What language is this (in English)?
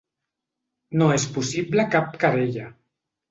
Catalan